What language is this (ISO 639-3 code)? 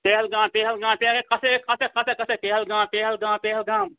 kas